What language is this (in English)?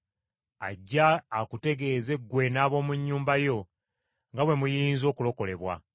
Ganda